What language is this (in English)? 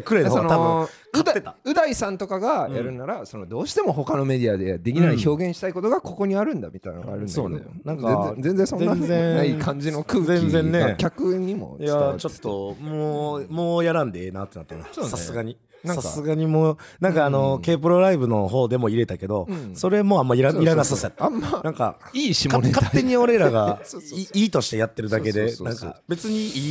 Japanese